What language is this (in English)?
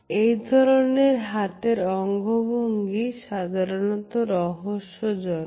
Bangla